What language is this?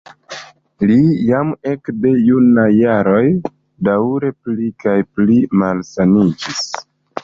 Esperanto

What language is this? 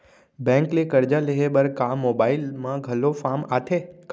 Chhattisgarhi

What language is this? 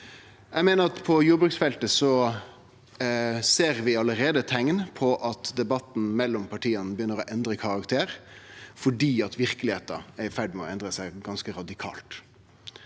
Norwegian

